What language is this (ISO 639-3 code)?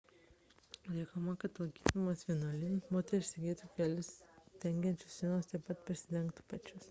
lit